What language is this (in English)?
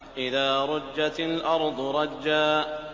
Arabic